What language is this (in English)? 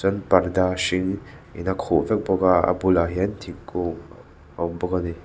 Mizo